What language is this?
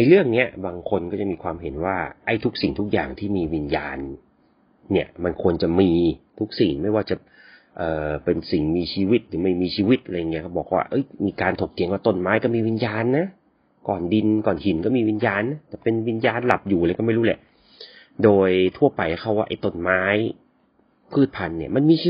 Thai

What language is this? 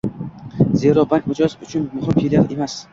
Uzbek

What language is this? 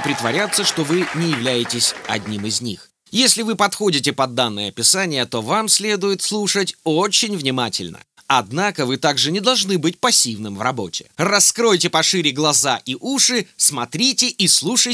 Russian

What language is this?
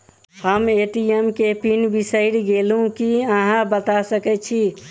Maithili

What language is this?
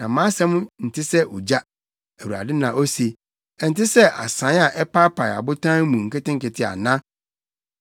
Akan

